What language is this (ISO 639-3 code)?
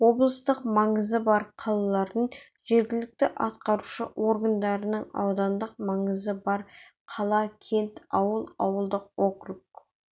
kaz